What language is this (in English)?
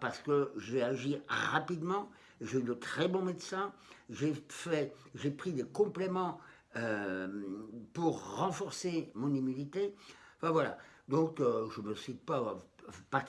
French